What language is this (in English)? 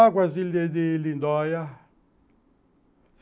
Portuguese